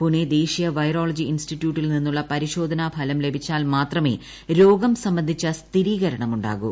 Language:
Malayalam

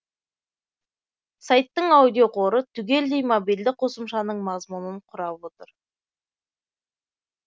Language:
Kazakh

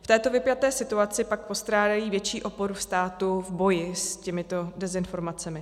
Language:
Czech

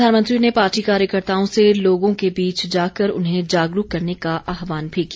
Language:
Hindi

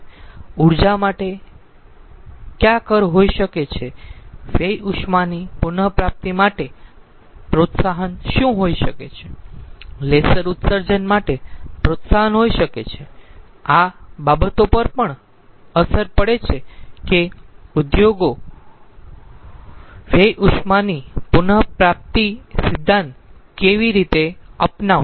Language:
Gujarati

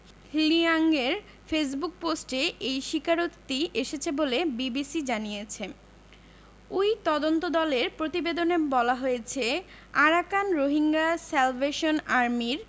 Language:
Bangla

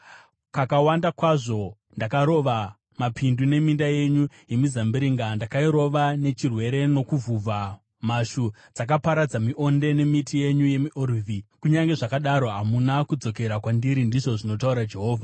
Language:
Shona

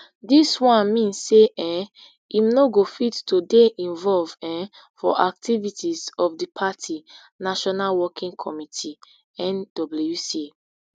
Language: Nigerian Pidgin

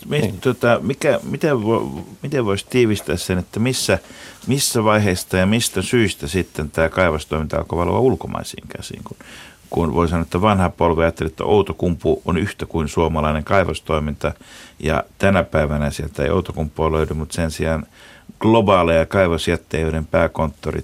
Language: Finnish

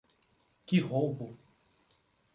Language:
Portuguese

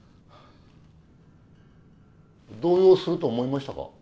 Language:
Japanese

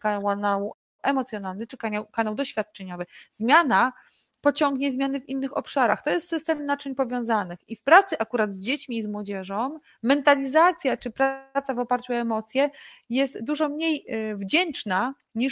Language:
Polish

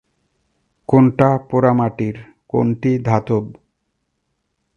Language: Bangla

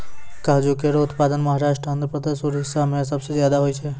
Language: Maithili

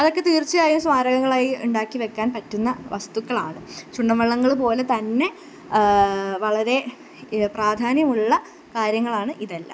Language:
Malayalam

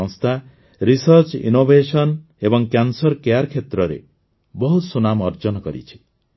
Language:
Odia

